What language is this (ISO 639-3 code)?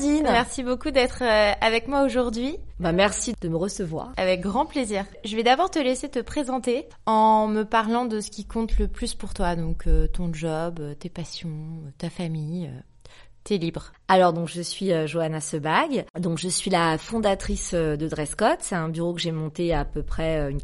fra